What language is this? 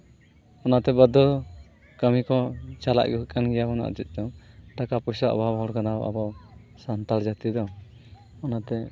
Santali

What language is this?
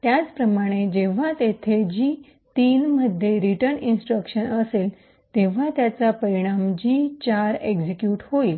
Marathi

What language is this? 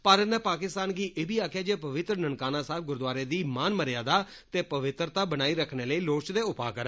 Dogri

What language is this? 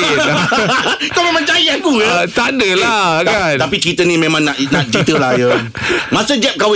Malay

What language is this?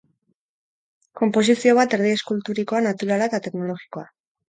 Basque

